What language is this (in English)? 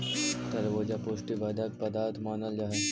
Magahi